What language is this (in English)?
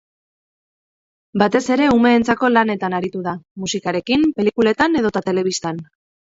Basque